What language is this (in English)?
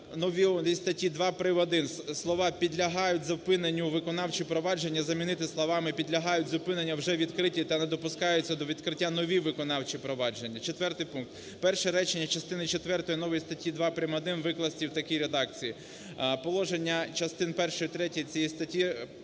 Ukrainian